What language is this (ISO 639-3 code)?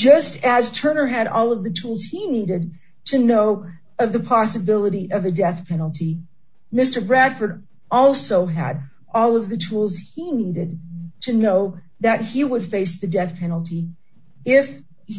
eng